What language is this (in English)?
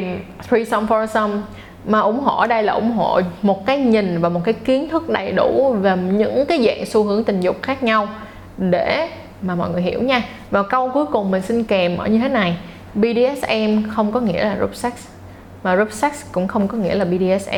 Vietnamese